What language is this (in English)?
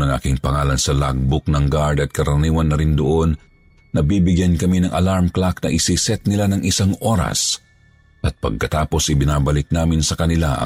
Filipino